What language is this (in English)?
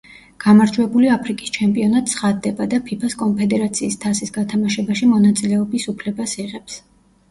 Georgian